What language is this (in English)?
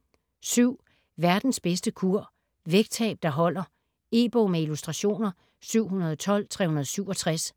Danish